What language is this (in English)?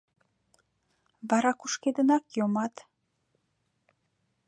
Mari